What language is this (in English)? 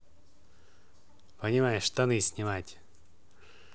Russian